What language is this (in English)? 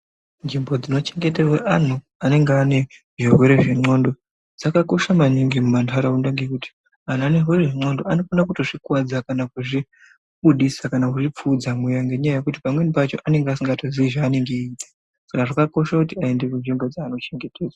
Ndau